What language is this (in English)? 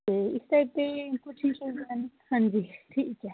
Dogri